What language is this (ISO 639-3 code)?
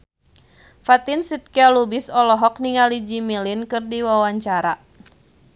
sun